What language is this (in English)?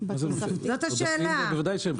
Hebrew